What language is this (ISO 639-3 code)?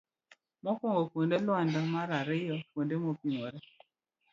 luo